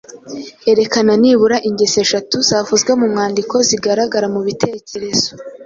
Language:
Kinyarwanda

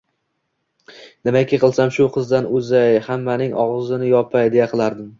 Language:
Uzbek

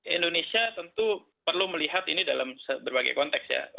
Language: Indonesian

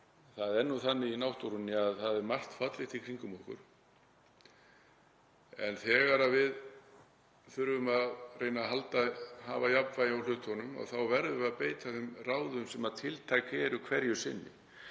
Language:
Icelandic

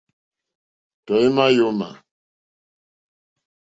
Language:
Mokpwe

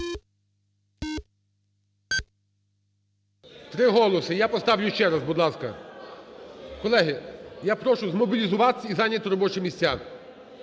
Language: Ukrainian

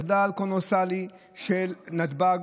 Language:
Hebrew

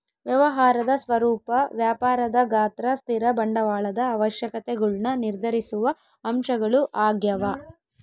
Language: Kannada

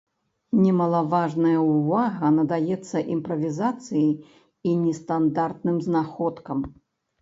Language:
Belarusian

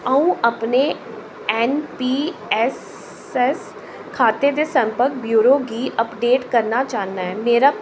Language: Dogri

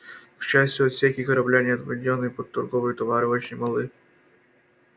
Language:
Russian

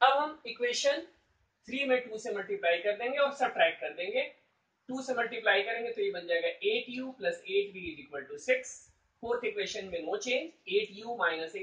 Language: Hindi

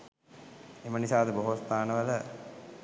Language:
Sinhala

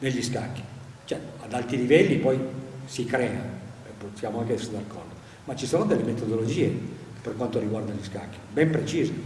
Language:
Italian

